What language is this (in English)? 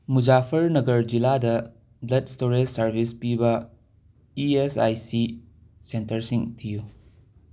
Manipuri